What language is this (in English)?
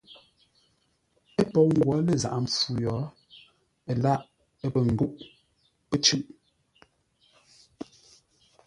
Ngombale